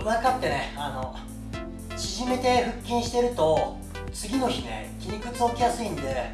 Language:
Japanese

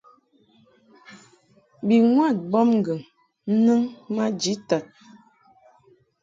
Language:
Mungaka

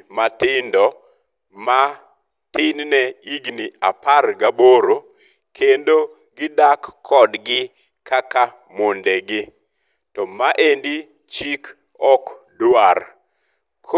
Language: Luo (Kenya and Tanzania)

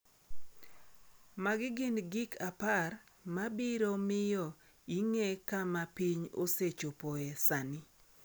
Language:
Luo (Kenya and Tanzania)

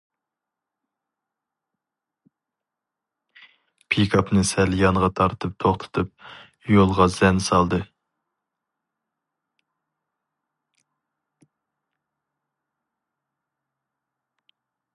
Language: Uyghur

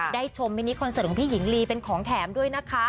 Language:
Thai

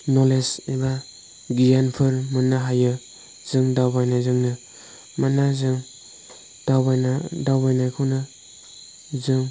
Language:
Bodo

